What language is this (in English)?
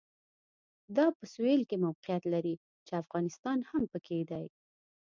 Pashto